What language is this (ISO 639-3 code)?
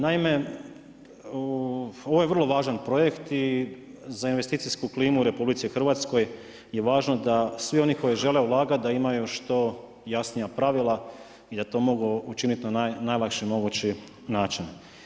hrv